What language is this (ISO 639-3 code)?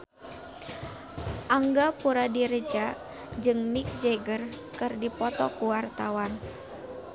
sun